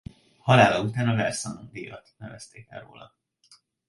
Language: Hungarian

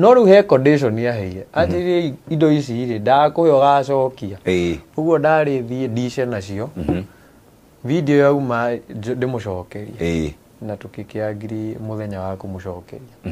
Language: Swahili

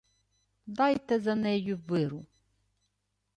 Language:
Ukrainian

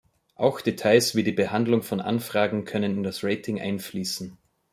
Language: German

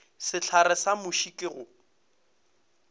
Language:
Northern Sotho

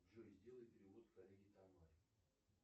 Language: Russian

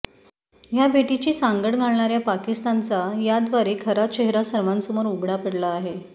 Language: Marathi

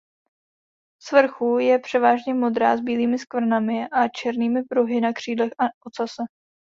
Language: Czech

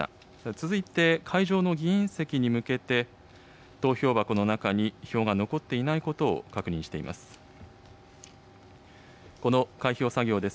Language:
Japanese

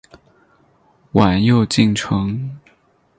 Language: Chinese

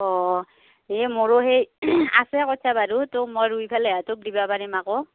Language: Assamese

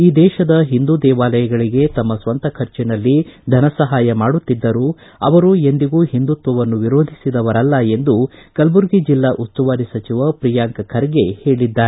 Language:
Kannada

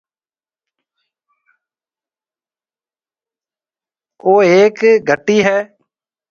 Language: Marwari (Pakistan)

